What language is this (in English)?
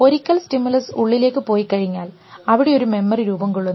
Malayalam